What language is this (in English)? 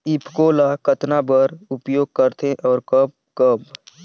Chhattisgarhi